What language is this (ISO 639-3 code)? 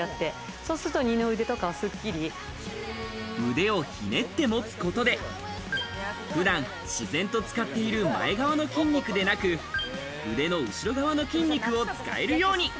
jpn